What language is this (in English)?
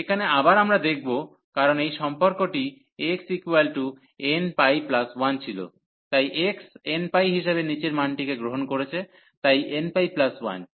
Bangla